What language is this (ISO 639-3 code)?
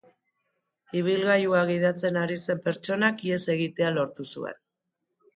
eus